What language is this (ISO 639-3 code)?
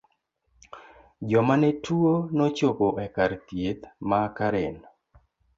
luo